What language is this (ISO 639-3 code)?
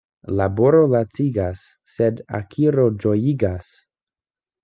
epo